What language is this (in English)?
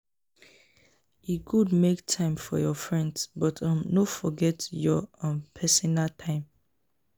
Nigerian Pidgin